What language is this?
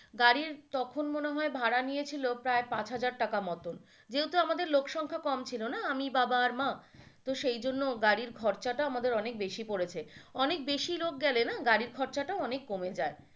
Bangla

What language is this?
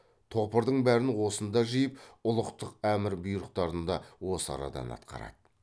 Kazakh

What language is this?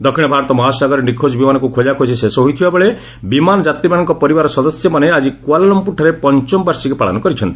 Odia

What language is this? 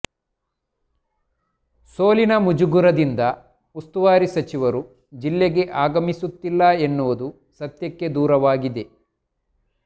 Kannada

